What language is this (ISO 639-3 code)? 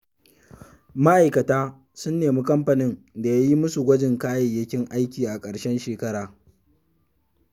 hau